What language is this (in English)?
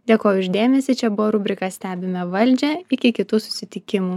Lithuanian